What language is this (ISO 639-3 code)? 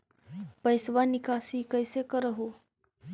mag